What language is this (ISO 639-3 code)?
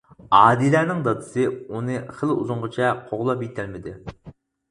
uig